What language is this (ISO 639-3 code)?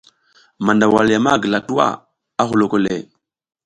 giz